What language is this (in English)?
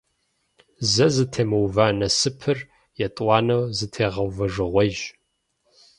Kabardian